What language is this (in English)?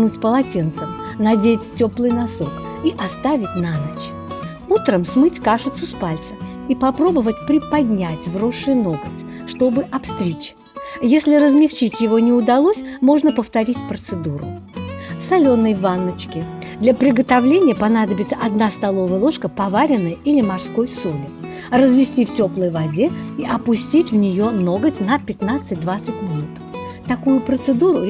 Russian